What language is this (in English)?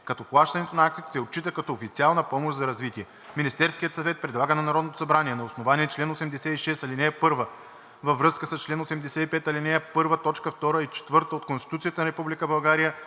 Bulgarian